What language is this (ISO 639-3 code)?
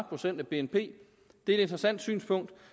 dan